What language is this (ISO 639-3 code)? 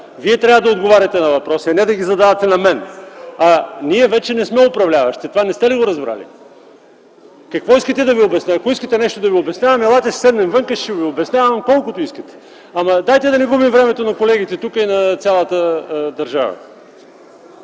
bul